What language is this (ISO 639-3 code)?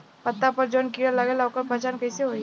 bho